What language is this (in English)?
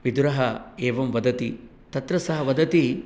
Sanskrit